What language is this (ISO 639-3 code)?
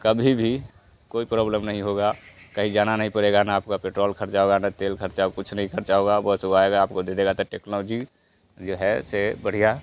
hin